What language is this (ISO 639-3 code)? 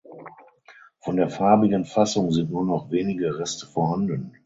deu